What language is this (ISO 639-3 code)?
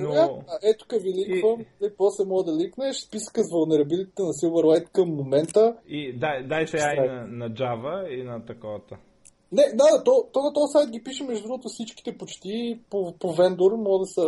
bul